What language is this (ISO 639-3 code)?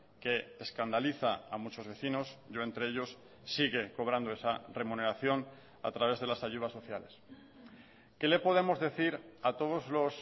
spa